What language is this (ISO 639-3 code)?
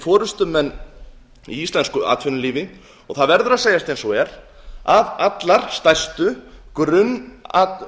isl